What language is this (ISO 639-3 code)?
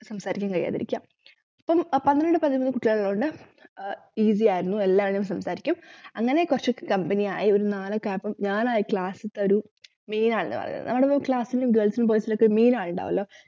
mal